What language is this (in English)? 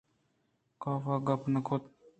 Eastern Balochi